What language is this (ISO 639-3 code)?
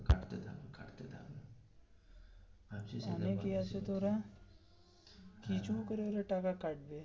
ben